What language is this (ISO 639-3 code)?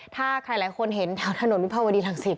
tha